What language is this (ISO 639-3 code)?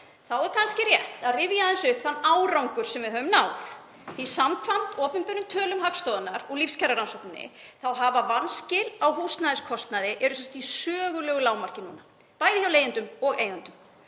isl